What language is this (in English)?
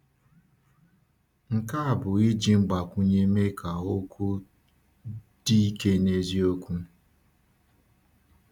Igbo